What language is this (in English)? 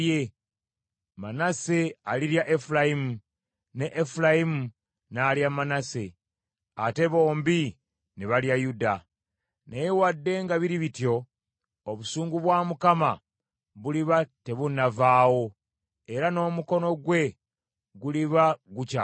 Ganda